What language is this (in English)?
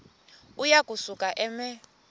Xhosa